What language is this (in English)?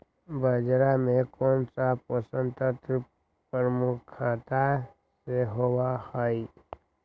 Magahi